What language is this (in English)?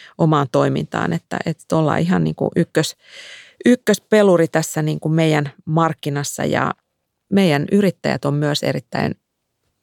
Finnish